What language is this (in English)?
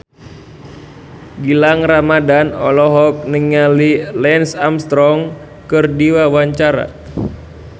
Sundanese